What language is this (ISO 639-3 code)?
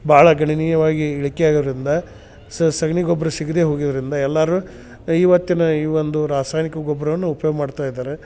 kan